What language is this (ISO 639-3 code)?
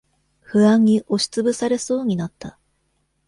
jpn